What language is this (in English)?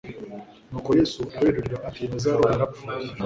Kinyarwanda